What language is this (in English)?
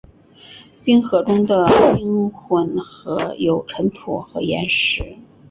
Chinese